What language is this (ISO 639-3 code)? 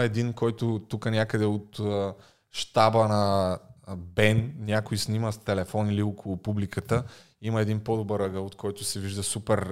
bul